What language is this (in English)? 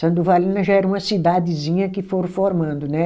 Portuguese